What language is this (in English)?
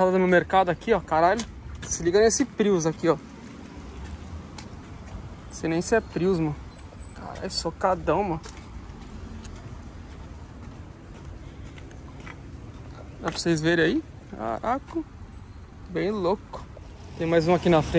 Portuguese